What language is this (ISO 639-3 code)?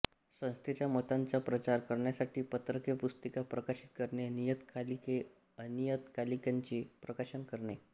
mar